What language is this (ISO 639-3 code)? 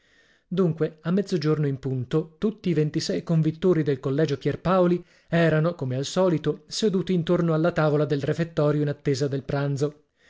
ita